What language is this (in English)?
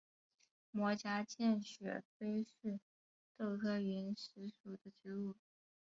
Chinese